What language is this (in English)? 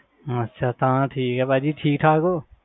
Punjabi